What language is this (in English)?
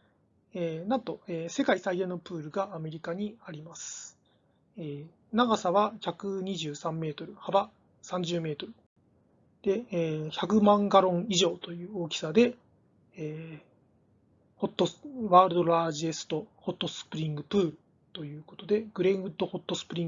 Japanese